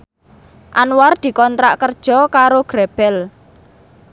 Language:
Javanese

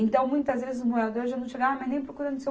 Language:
Portuguese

